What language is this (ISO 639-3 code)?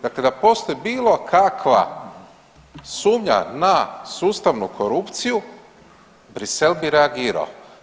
hrv